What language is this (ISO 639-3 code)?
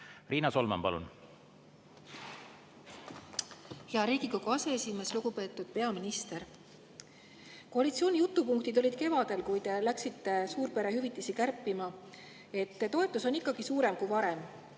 est